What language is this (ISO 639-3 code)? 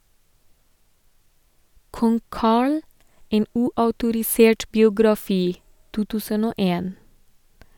nor